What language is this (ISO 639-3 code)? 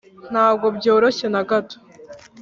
kin